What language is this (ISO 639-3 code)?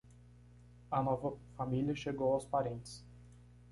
por